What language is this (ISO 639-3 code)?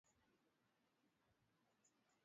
swa